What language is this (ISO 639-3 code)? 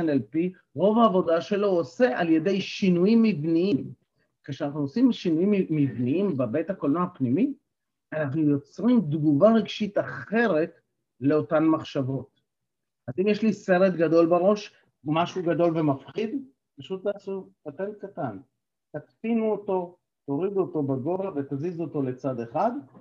heb